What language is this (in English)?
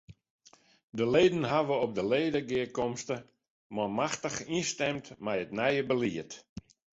Western Frisian